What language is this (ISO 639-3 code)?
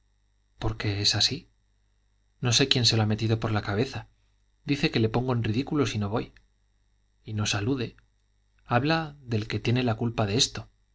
spa